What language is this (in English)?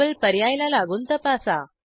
Marathi